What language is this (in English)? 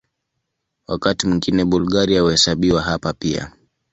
Swahili